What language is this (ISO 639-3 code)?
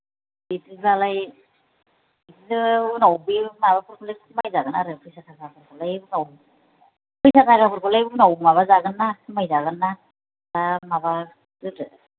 brx